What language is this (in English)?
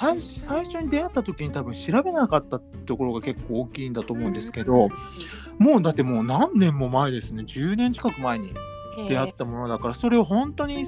Japanese